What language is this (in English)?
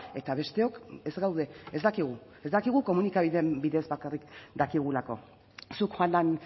Basque